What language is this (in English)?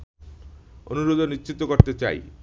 Bangla